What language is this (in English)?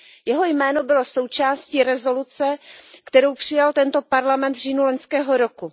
Czech